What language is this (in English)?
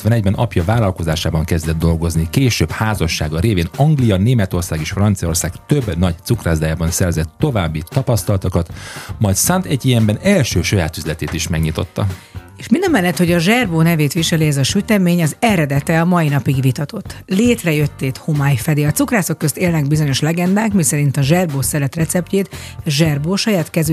Hungarian